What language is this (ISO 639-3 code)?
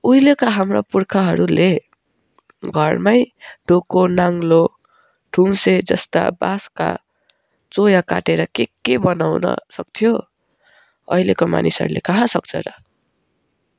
nep